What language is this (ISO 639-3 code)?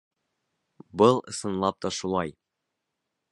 bak